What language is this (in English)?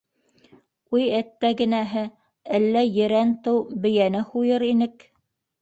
Bashkir